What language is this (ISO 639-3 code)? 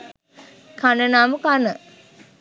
sin